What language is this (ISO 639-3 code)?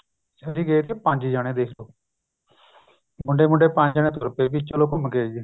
pan